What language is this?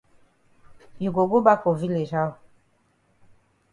Cameroon Pidgin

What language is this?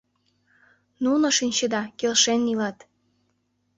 Mari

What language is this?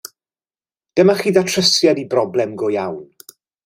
Welsh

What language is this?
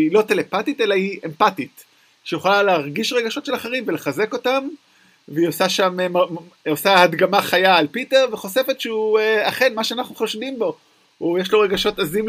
Hebrew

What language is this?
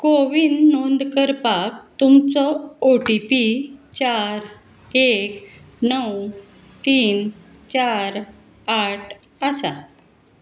Konkani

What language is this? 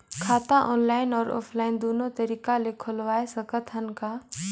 Chhattisgarhi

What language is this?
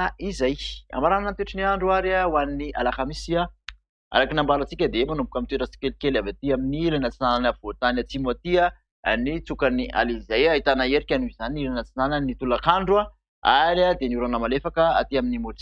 French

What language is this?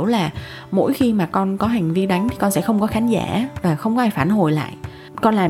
Vietnamese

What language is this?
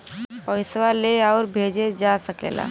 Bhojpuri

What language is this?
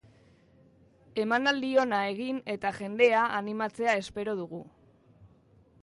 Basque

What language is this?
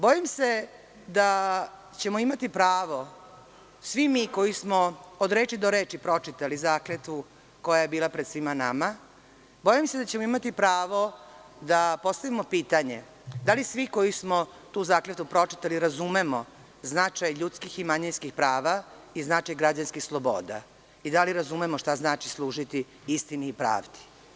Serbian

